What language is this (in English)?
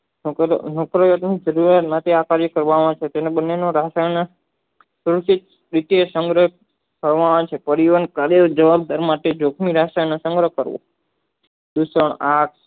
Gujarati